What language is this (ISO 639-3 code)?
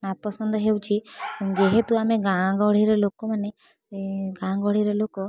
ori